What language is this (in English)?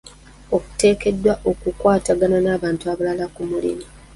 Ganda